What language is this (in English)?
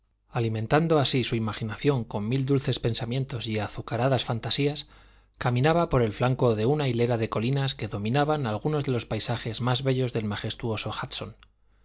Spanish